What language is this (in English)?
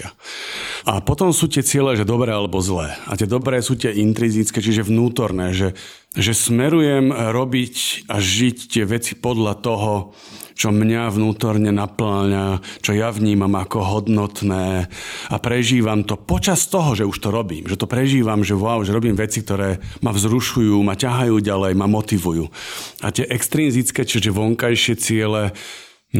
Slovak